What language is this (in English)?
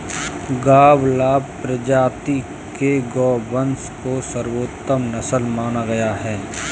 Hindi